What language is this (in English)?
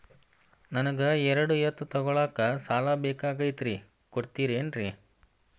Kannada